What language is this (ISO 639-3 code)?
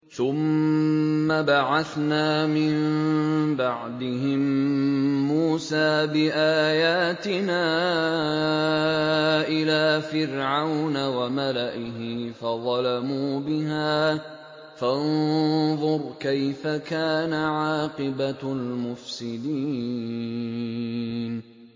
ara